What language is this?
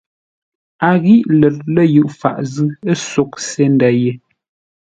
Ngombale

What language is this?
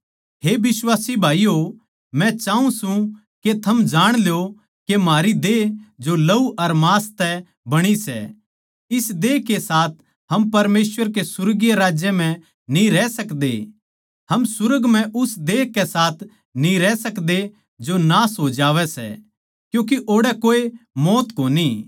Haryanvi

